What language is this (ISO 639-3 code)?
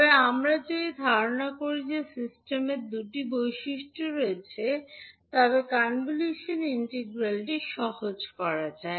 ben